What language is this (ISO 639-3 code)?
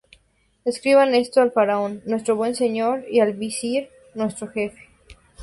spa